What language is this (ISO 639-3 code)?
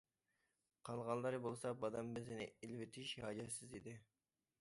uig